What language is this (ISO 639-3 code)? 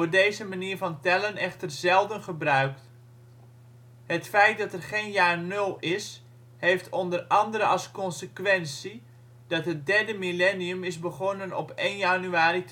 nld